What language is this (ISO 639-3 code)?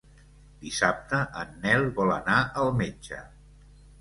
cat